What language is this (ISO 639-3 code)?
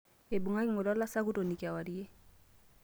mas